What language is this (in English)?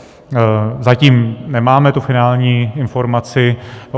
Czech